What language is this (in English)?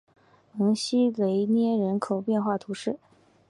Chinese